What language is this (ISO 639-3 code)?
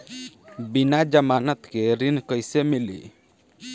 bho